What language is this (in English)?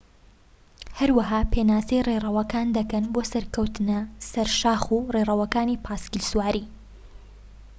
Central Kurdish